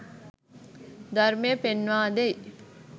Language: Sinhala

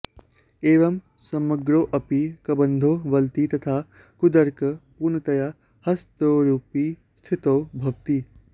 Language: Sanskrit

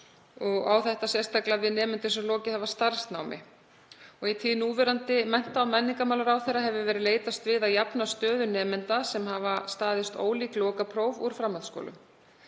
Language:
Icelandic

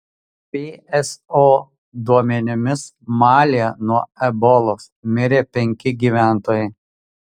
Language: Lithuanian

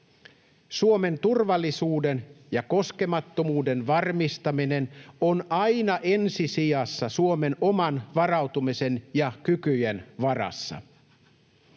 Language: Finnish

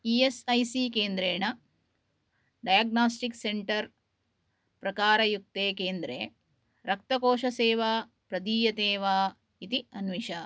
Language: Sanskrit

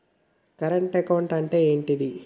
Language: Telugu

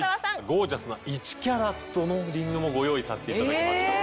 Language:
Japanese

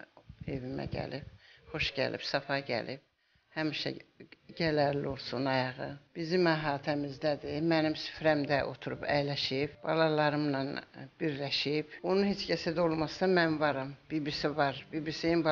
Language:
Turkish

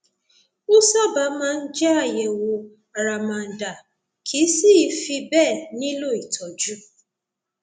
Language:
Yoruba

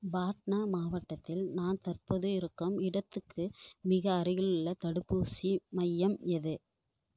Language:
Tamil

